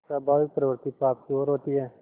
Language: Hindi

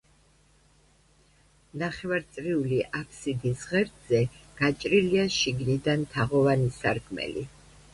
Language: Georgian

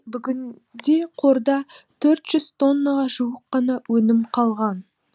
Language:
Kazakh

